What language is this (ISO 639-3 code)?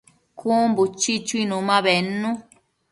mcf